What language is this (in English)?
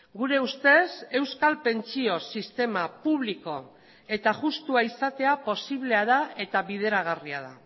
Basque